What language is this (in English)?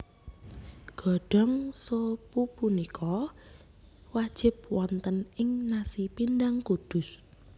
Javanese